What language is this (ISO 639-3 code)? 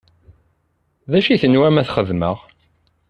kab